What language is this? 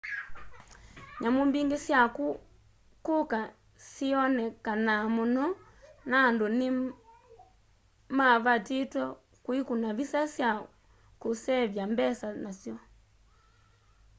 Kamba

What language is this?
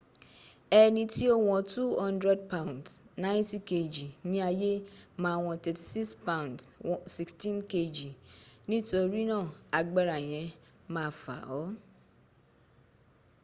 Yoruba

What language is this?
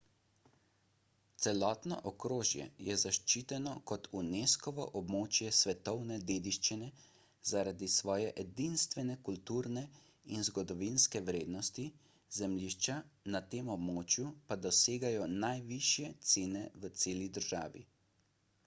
Slovenian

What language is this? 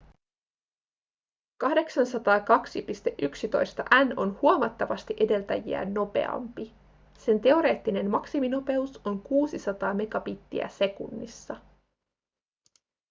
Finnish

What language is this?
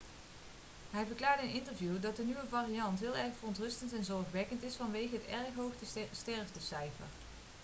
Dutch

